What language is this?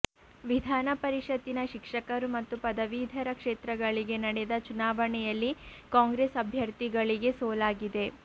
Kannada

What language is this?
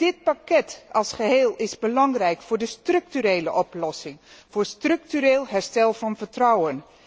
Dutch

